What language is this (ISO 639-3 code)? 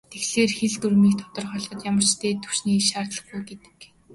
mon